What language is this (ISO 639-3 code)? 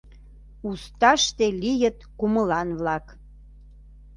chm